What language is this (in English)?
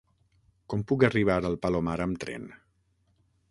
Catalan